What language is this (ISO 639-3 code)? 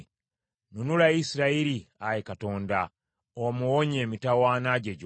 lug